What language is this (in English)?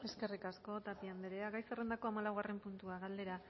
Basque